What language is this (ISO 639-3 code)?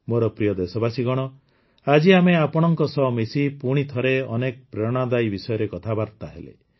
ori